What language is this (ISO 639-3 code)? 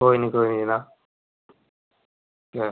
doi